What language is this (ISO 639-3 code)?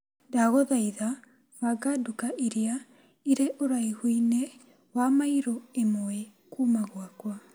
kik